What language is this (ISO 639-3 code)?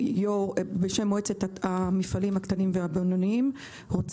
heb